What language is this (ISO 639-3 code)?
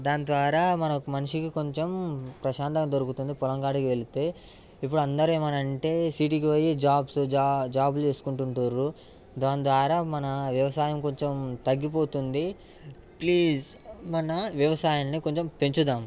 tel